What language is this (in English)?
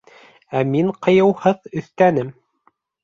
Bashkir